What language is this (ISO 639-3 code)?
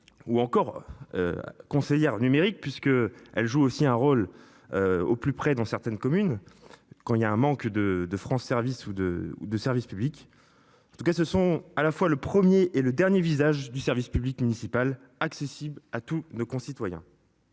fra